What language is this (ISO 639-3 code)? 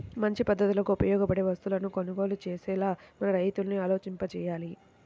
tel